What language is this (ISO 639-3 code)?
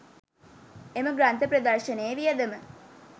sin